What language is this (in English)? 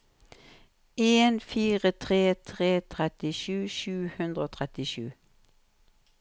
Norwegian